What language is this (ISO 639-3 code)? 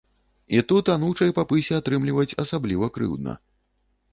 bel